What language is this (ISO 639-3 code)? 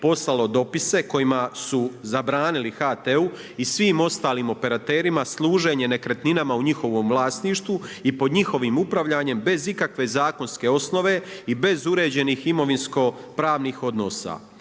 hrv